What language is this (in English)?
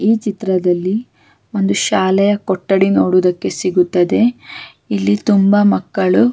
Kannada